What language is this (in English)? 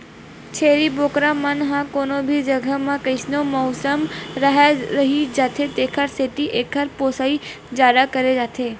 Chhattisgarhi